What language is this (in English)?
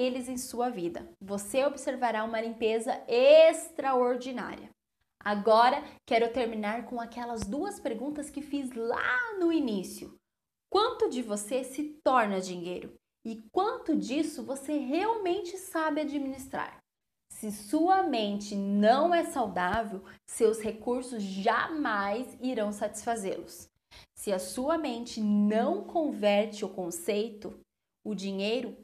Portuguese